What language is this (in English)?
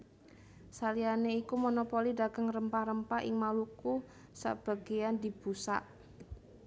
Javanese